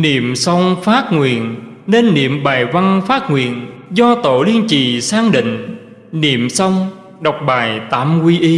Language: Vietnamese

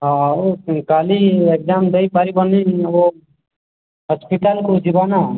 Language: Odia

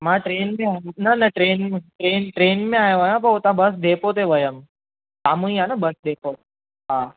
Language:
Sindhi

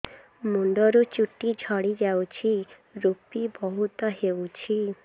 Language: Odia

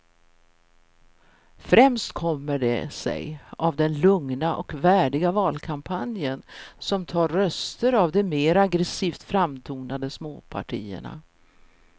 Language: Swedish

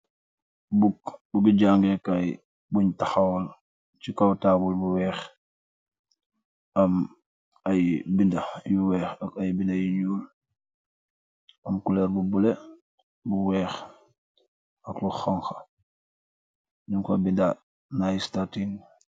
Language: Wolof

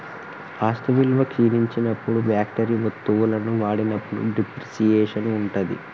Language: Telugu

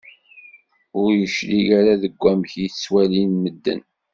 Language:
Kabyle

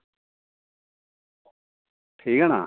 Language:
Dogri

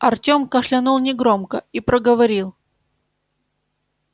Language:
Russian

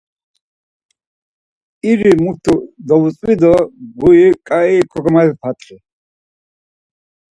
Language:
Laz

